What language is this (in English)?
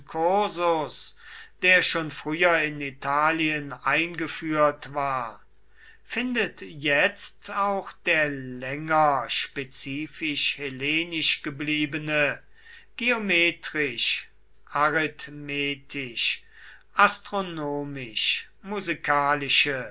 German